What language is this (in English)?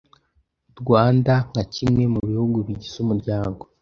Kinyarwanda